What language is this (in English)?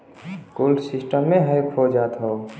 Bhojpuri